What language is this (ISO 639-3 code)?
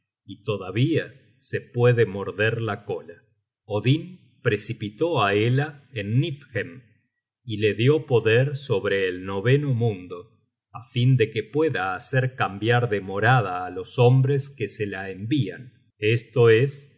spa